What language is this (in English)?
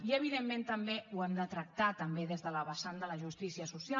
Catalan